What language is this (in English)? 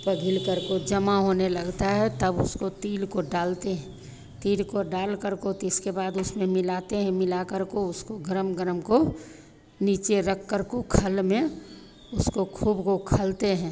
Hindi